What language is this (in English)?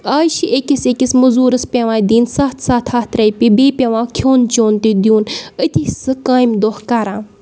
Kashmiri